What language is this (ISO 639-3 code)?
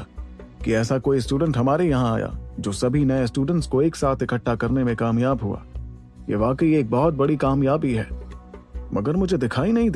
hin